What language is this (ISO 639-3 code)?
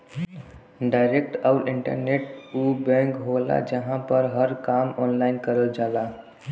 bho